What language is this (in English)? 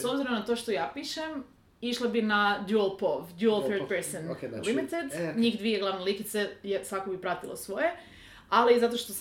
Croatian